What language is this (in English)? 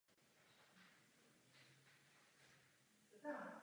Czech